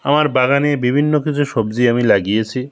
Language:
Bangla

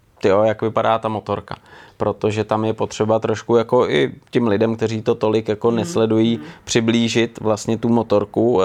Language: Czech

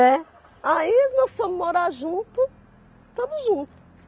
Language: Portuguese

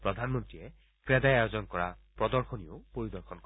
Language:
Assamese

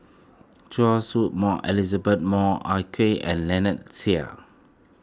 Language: English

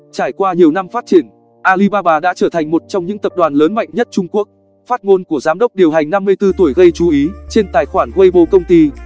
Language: Vietnamese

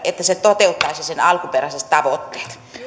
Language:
Finnish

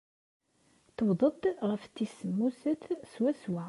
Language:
Kabyle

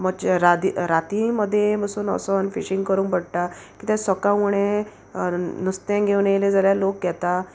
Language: Konkani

